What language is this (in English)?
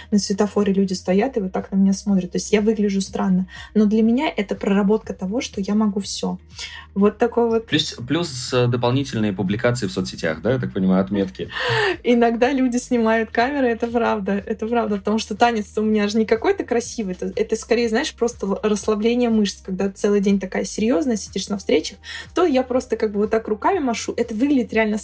Russian